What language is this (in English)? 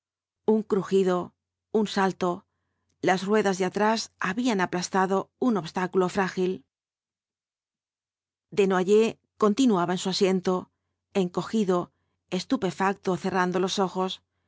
Spanish